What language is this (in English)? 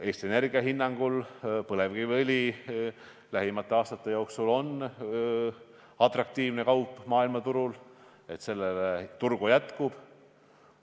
Estonian